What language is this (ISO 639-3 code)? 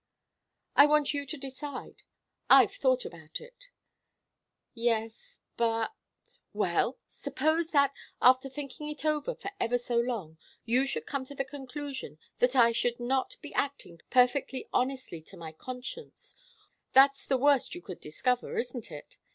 eng